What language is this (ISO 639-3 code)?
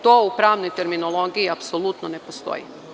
srp